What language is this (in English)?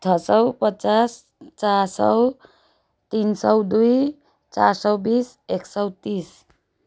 Nepali